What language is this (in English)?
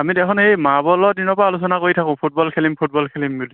Assamese